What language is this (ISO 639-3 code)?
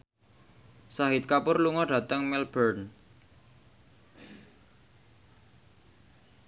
jav